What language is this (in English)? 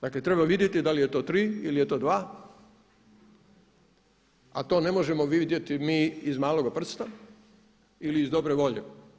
Croatian